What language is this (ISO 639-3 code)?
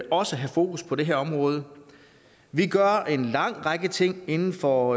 dan